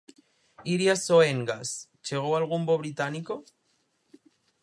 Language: Galician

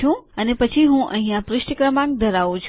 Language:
Gujarati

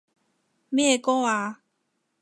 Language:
Cantonese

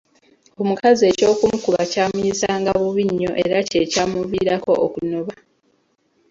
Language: Ganda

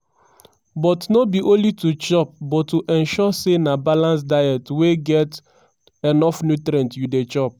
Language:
Nigerian Pidgin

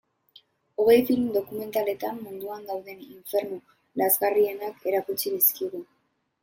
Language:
Basque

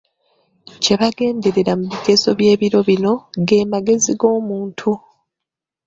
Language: Ganda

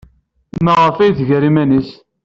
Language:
Kabyle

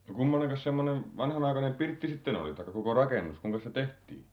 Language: Finnish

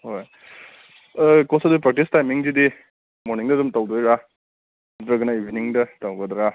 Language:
Manipuri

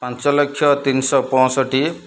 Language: Odia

